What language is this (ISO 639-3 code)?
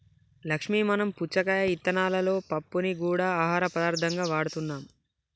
tel